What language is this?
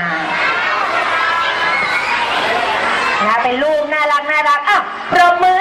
Thai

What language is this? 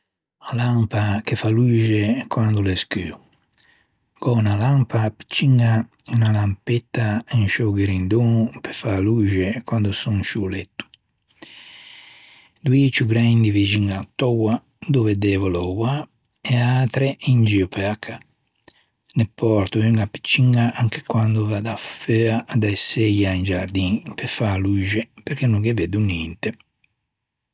Ligurian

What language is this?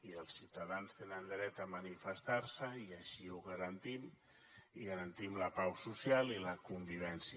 Catalan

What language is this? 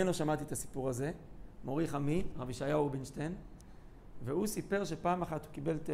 Hebrew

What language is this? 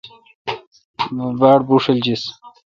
Kalkoti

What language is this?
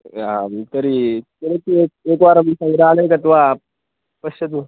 Sanskrit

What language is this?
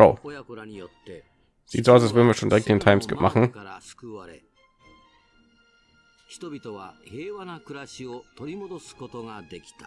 German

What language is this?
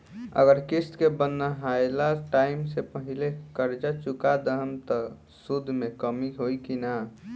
Bhojpuri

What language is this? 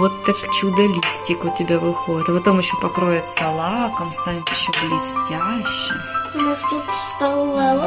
Russian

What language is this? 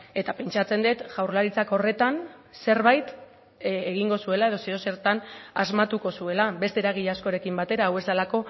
Basque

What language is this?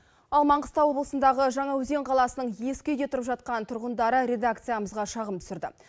Kazakh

